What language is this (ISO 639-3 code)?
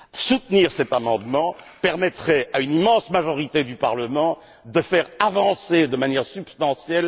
fra